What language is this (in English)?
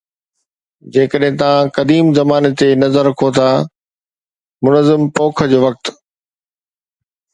Sindhi